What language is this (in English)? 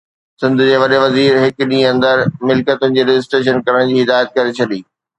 Sindhi